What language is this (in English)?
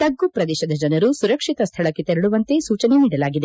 Kannada